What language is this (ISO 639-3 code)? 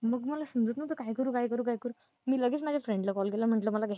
mar